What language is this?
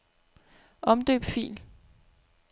Danish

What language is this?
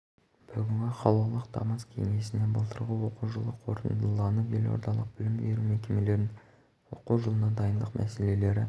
Kazakh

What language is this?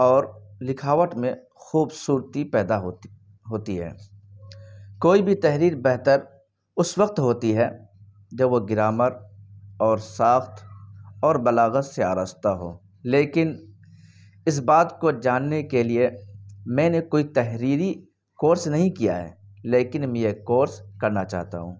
Urdu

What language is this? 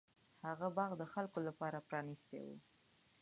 Pashto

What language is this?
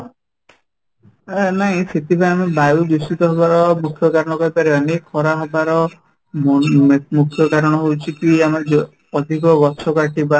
Odia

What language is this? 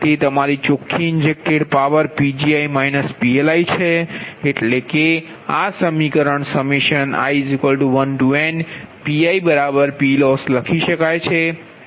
Gujarati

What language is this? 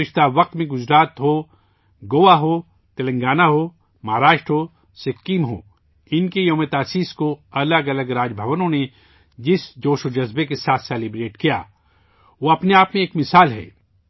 Urdu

